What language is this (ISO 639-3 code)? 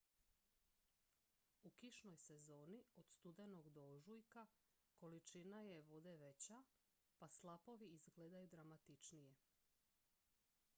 hrv